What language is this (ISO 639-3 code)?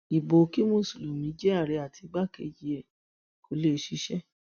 yor